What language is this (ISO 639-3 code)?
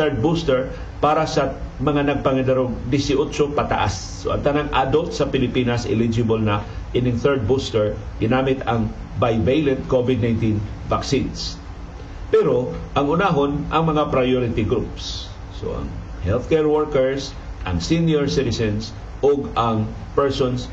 fil